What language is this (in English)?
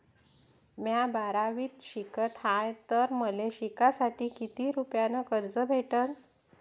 Marathi